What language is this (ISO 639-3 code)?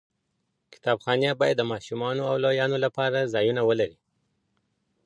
pus